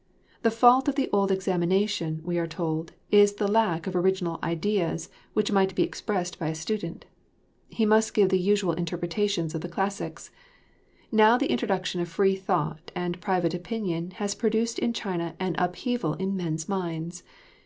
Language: English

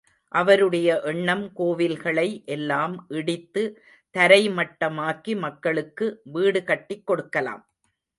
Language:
Tamil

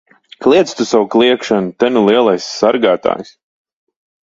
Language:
Latvian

